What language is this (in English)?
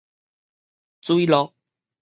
Min Nan Chinese